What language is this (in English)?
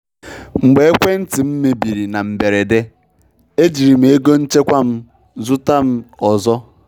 Igbo